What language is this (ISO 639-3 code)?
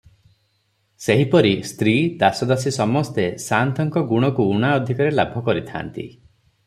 ori